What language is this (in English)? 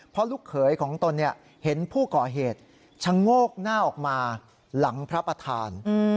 Thai